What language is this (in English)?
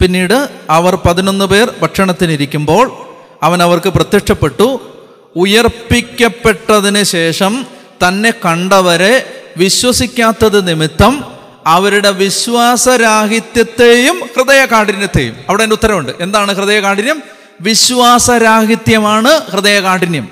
Malayalam